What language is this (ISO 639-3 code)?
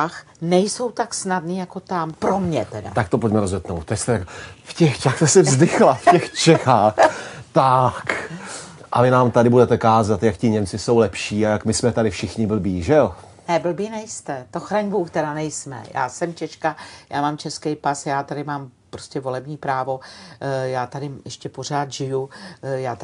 ces